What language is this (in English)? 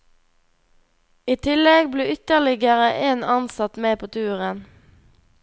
Norwegian